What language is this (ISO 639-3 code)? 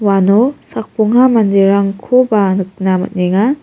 grt